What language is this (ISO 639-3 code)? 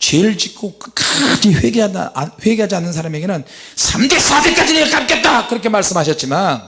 kor